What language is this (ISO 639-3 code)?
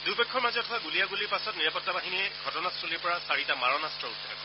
asm